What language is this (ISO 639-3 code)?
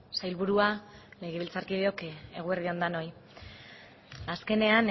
eus